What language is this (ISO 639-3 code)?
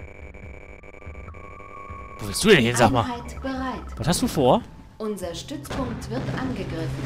deu